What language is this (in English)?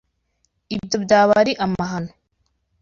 Kinyarwanda